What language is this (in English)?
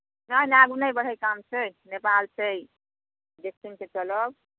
Maithili